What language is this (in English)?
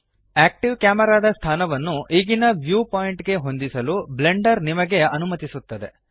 Kannada